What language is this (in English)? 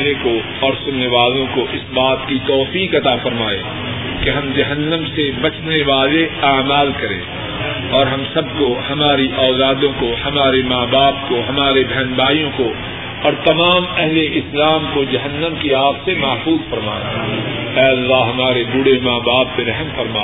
Urdu